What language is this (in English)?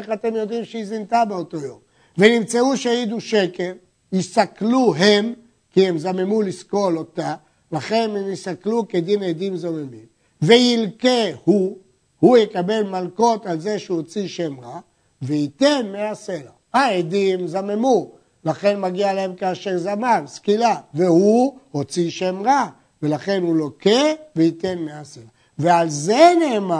Hebrew